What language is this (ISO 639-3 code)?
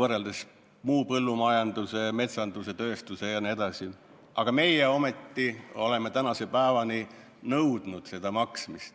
est